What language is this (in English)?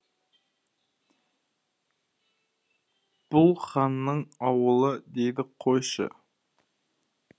Kazakh